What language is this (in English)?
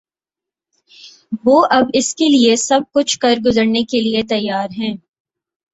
Urdu